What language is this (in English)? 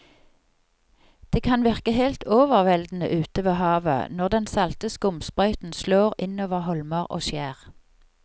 Norwegian